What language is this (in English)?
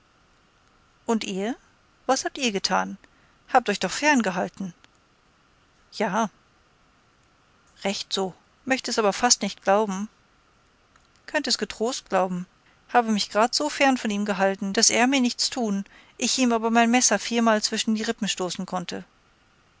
German